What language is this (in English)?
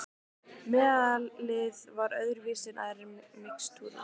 Icelandic